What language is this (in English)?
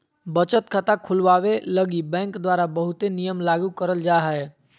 Magahi